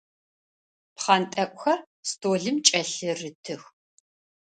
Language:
Adyghe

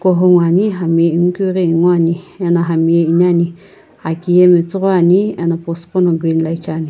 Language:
Sumi Naga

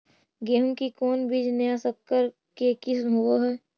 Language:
Magahi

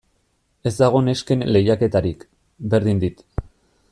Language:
Basque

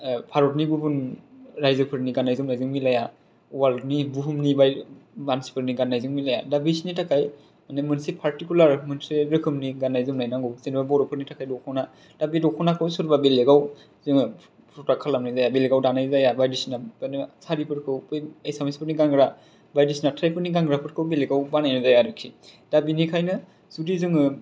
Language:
Bodo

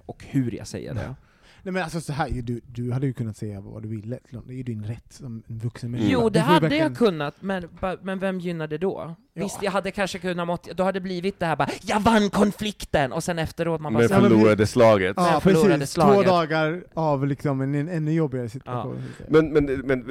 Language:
Swedish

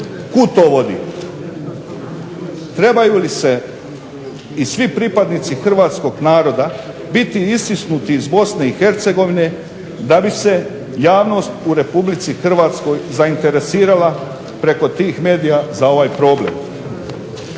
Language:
Croatian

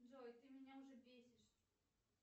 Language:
Russian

